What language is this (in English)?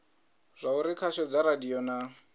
Venda